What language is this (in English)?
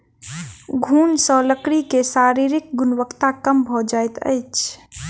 Maithili